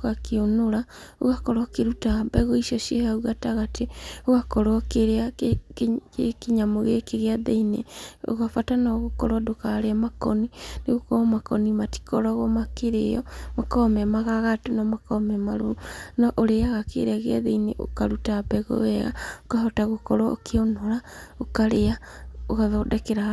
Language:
Kikuyu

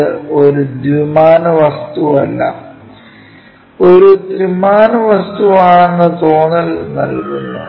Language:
Malayalam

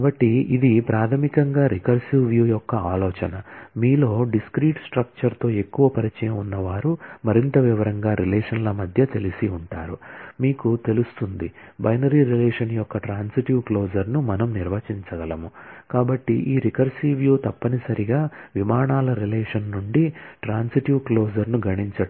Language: Telugu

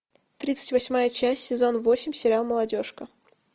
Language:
Russian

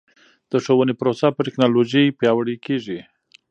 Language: Pashto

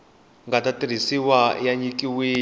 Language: Tsonga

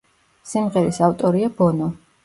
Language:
Georgian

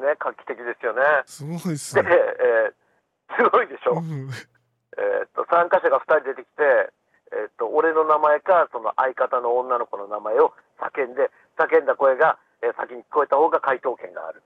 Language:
Japanese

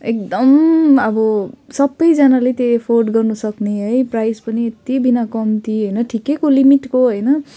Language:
Nepali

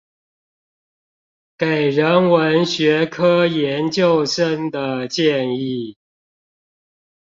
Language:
Chinese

